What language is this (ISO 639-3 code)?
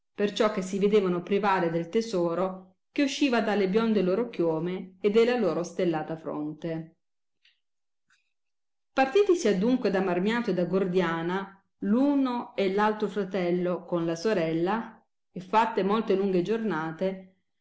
ita